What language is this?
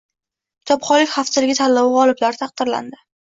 Uzbek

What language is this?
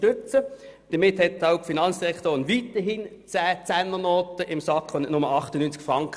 Swiss German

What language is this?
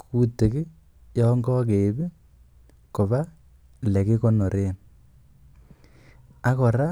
Kalenjin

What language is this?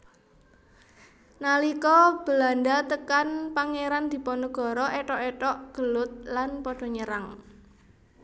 Javanese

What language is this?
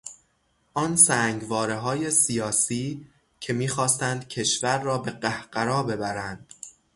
Persian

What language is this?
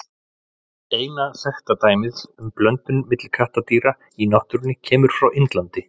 Icelandic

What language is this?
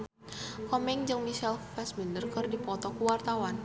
Sundanese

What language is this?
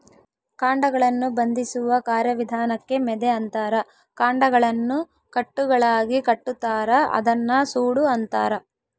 Kannada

